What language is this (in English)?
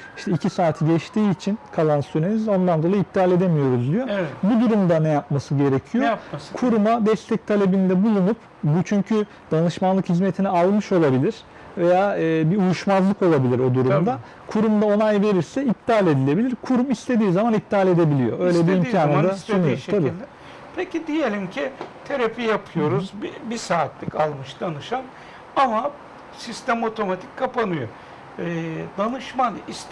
Turkish